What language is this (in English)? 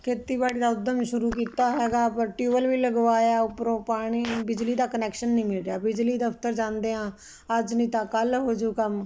Punjabi